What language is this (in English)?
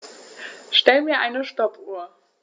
German